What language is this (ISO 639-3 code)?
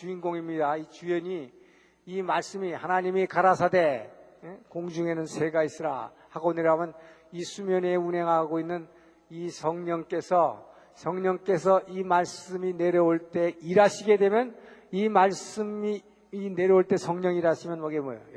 kor